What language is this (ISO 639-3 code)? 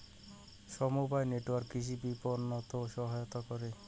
ben